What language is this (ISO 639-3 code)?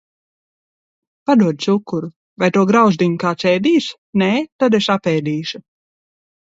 lav